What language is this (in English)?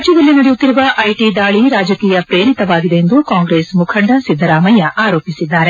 Kannada